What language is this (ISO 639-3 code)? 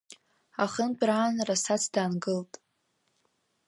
abk